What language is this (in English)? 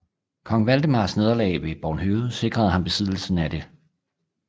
Danish